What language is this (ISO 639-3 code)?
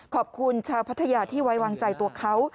tha